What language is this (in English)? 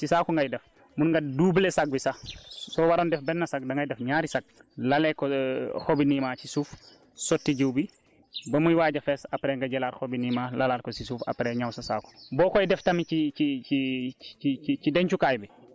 Wolof